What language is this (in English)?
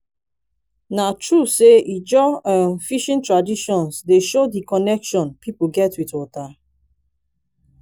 Nigerian Pidgin